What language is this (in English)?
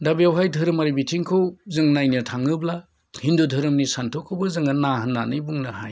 Bodo